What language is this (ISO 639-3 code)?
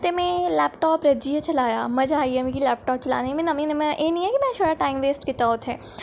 doi